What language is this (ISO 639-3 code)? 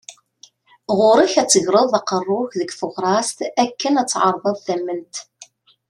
kab